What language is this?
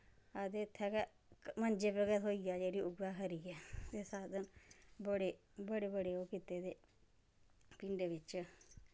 Dogri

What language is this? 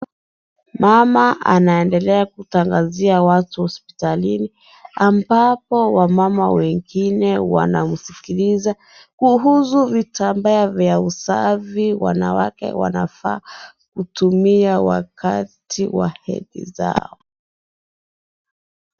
Swahili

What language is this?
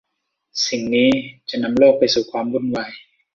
Thai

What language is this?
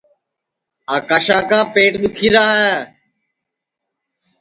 Sansi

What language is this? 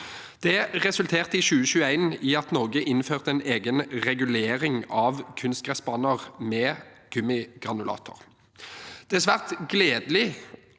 Norwegian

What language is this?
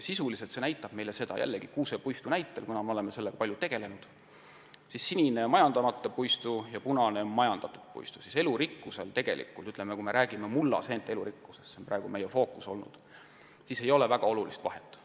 Estonian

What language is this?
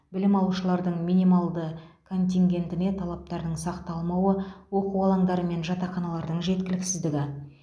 Kazakh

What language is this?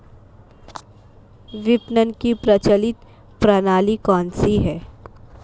Hindi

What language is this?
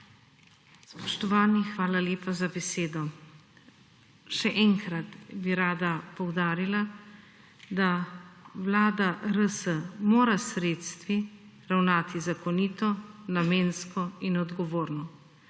Slovenian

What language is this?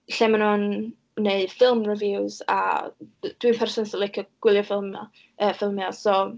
Welsh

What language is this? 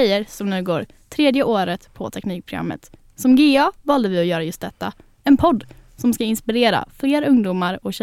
Swedish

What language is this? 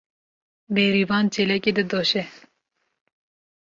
Kurdish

